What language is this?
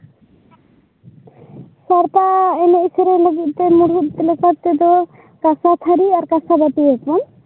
Santali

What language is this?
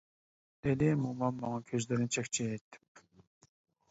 Uyghur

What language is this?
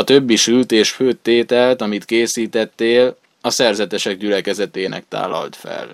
Hungarian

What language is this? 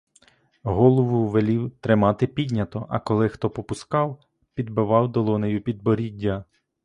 Ukrainian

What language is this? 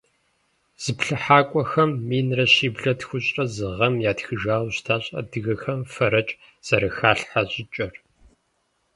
Kabardian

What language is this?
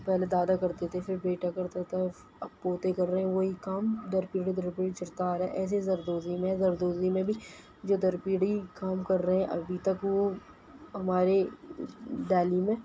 Urdu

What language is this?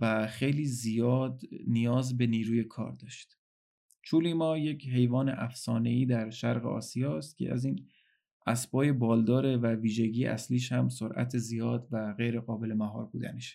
Persian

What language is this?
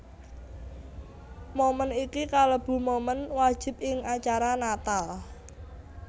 Javanese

